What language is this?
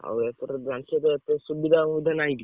Odia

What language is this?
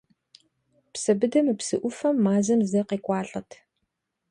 Kabardian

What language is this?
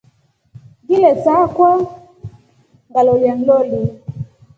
Rombo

